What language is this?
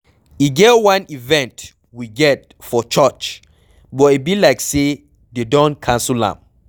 Nigerian Pidgin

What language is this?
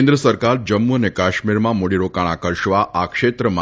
Gujarati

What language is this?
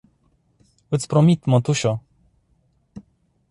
Romanian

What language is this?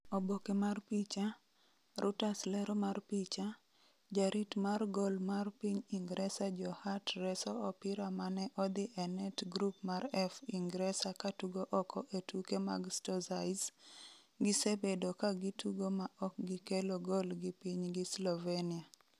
Luo (Kenya and Tanzania)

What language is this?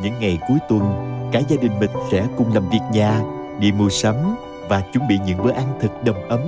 Vietnamese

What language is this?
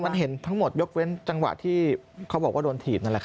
Thai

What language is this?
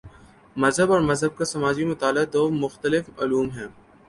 Urdu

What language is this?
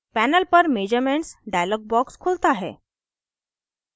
Hindi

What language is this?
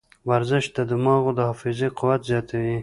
Pashto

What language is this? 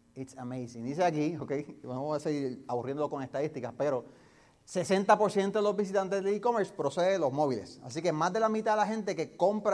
Spanish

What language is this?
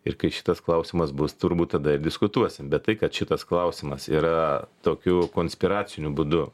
Lithuanian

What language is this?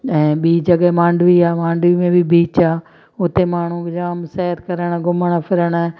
Sindhi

